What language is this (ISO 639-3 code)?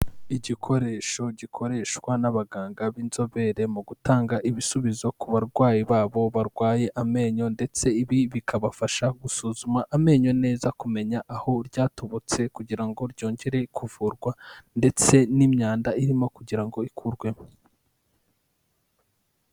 kin